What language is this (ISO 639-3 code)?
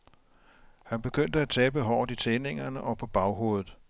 dan